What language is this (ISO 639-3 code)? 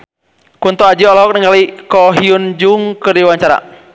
sun